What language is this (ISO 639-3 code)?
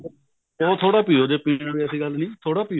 pan